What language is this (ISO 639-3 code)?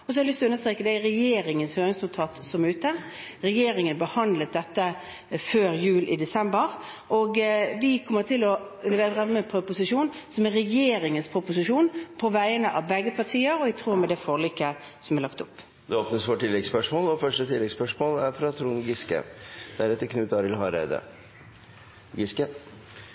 nor